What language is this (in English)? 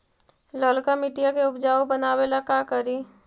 Magahi